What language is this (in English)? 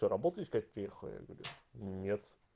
Russian